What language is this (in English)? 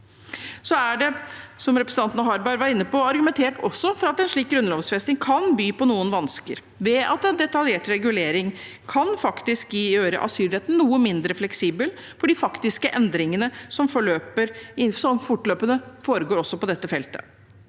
Norwegian